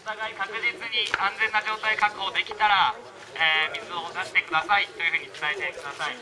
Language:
Japanese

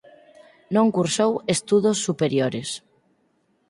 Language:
Galician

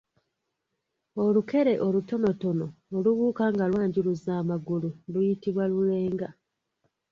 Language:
Ganda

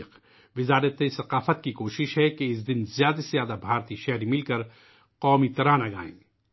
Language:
Urdu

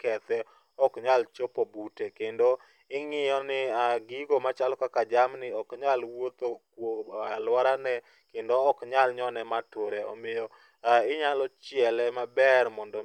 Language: Luo (Kenya and Tanzania)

